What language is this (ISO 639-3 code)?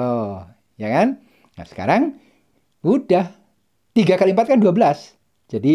ind